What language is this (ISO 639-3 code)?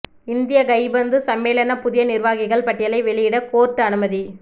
tam